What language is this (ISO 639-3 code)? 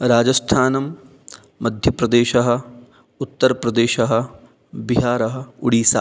san